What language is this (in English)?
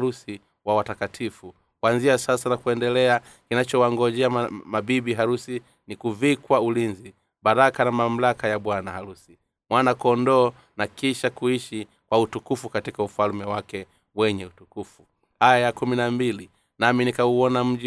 Swahili